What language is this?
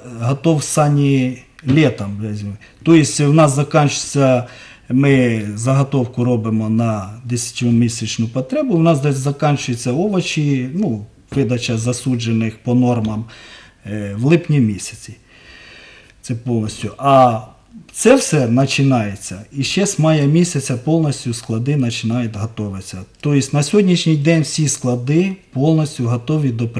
Russian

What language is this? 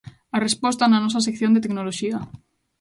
Galician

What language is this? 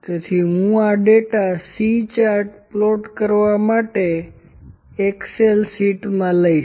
Gujarati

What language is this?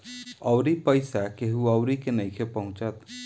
Bhojpuri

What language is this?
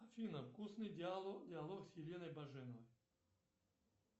Russian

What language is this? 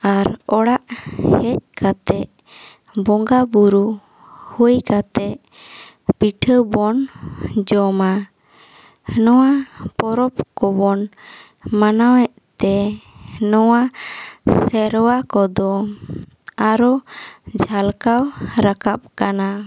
Santali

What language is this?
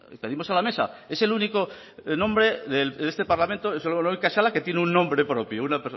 Spanish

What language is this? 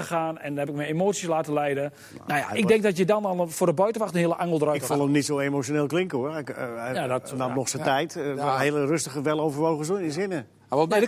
Dutch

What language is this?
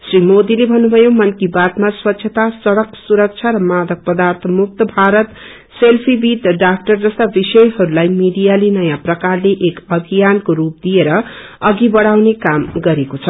Nepali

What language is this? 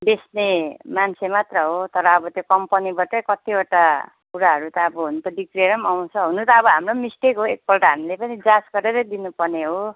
Nepali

